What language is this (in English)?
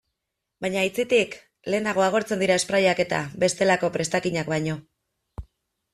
Basque